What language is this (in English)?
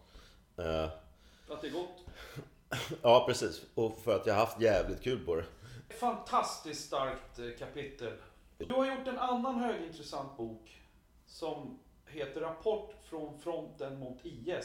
Swedish